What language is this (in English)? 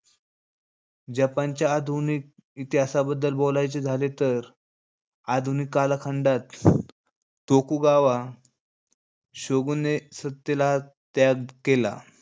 Marathi